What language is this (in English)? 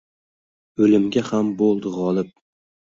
Uzbek